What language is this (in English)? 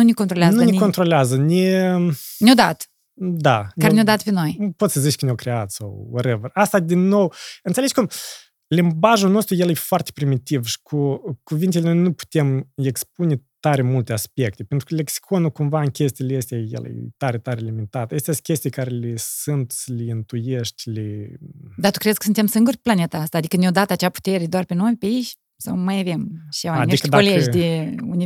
Romanian